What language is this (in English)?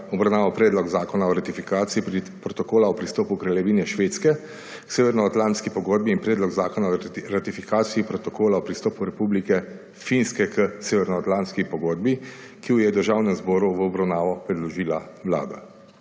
Slovenian